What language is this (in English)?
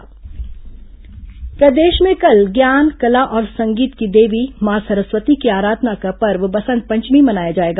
Hindi